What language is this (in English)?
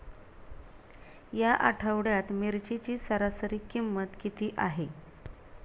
Marathi